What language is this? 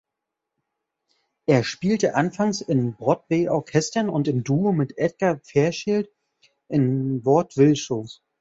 German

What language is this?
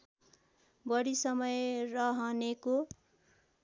Nepali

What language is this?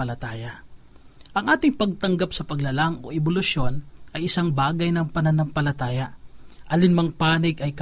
Filipino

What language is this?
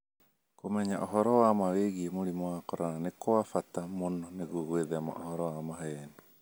Kikuyu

